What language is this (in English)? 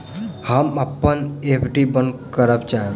Maithili